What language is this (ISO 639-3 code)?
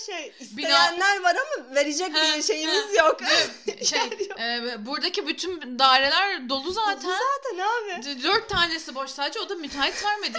tur